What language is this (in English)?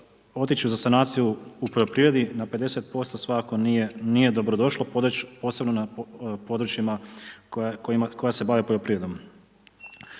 Croatian